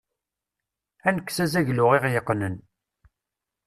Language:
Kabyle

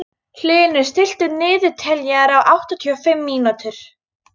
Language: Icelandic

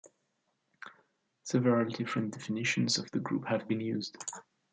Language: English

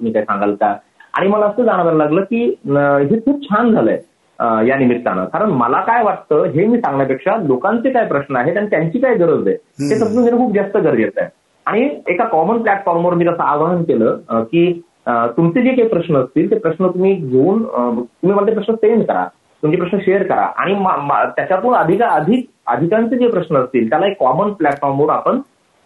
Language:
Marathi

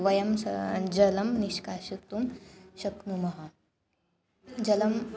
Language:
Sanskrit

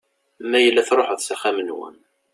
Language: Kabyle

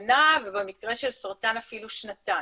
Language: Hebrew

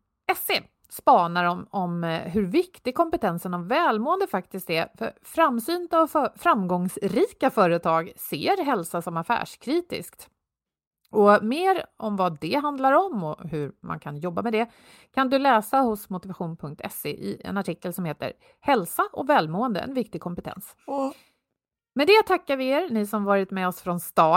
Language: Swedish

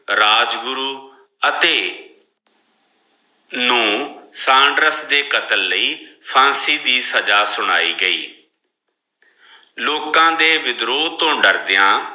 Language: Punjabi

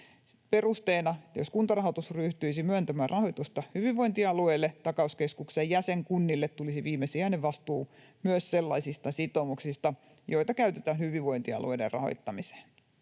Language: Finnish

